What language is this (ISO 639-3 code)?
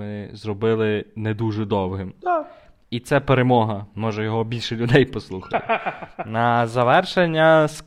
ukr